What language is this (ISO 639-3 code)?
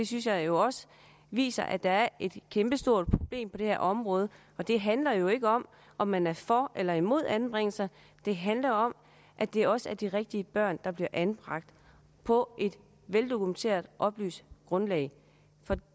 dan